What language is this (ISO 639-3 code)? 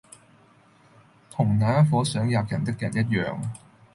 yue